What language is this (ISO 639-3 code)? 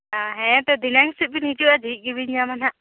sat